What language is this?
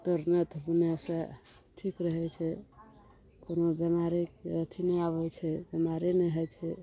Maithili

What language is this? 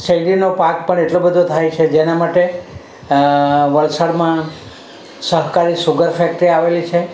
Gujarati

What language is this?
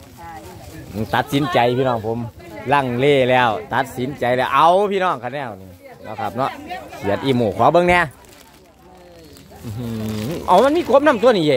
Thai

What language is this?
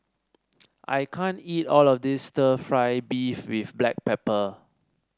English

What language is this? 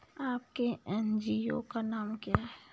Hindi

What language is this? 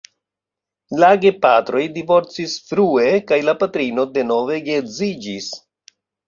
Esperanto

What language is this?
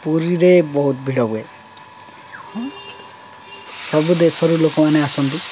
Odia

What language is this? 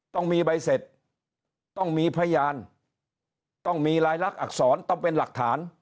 Thai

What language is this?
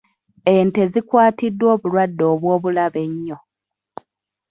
Ganda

